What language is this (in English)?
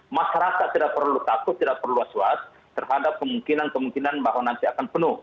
Indonesian